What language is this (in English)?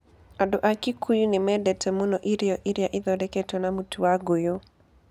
Kikuyu